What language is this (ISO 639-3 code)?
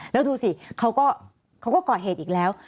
tha